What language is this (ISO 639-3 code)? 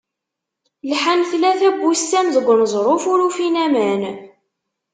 kab